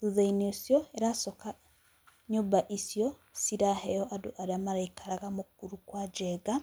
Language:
Kikuyu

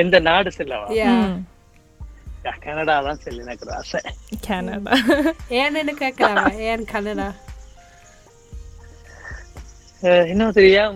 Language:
Tamil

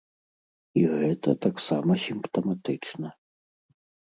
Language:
Belarusian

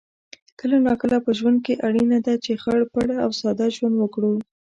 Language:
Pashto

